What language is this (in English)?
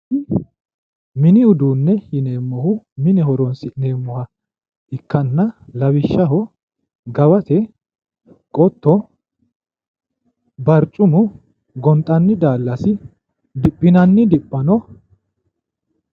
Sidamo